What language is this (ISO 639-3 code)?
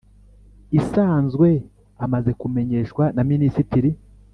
kin